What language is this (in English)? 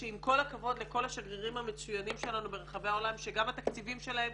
Hebrew